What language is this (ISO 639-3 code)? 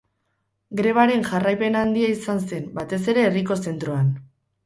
eus